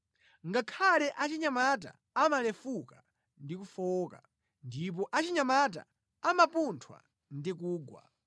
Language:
Nyanja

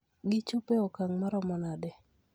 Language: Luo (Kenya and Tanzania)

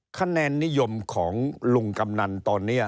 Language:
Thai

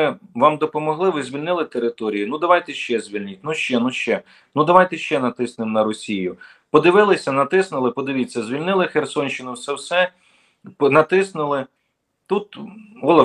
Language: Ukrainian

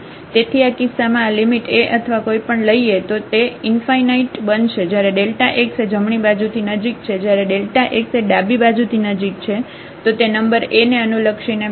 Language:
Gujarati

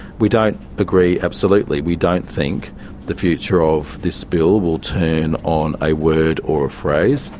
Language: English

